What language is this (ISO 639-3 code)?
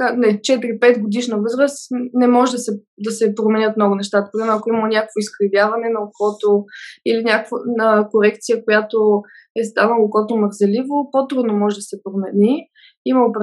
bul